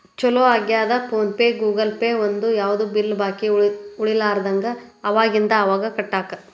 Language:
Kannada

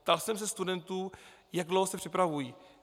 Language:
Czech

